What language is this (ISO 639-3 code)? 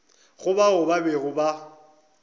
nso